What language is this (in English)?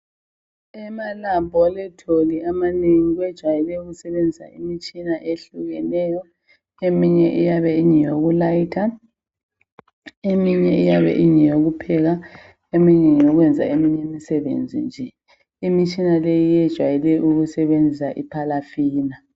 North Ndebele